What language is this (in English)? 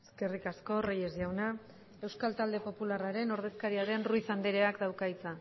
Basque